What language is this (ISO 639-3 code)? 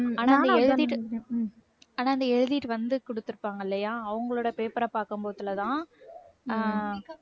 tam